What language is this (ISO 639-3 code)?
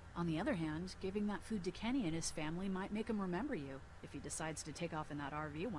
fra